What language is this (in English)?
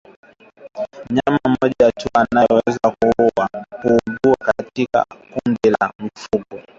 Swahili